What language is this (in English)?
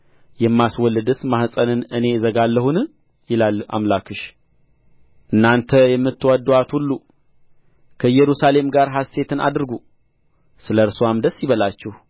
Amharic